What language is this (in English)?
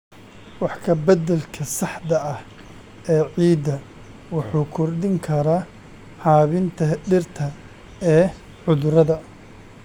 Somali